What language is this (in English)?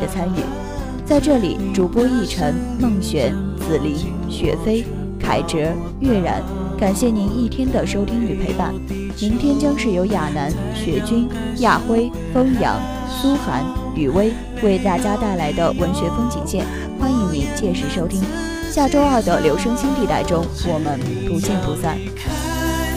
Chinese